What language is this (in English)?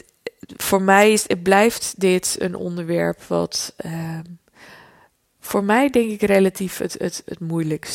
Dutch